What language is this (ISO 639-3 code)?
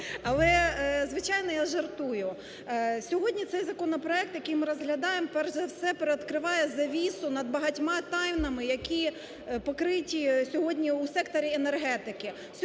ukr